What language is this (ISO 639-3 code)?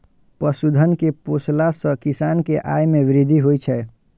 mai